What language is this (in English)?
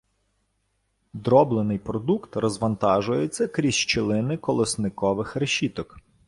Ukrainian